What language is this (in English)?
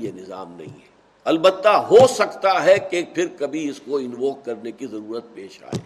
Urdu